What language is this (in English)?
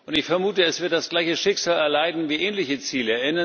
German